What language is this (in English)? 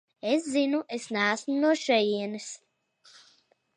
Latvian